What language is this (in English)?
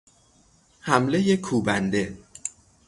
Persian